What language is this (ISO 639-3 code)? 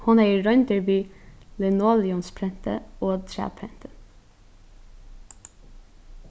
fao